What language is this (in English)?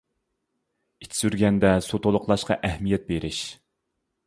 Uyghur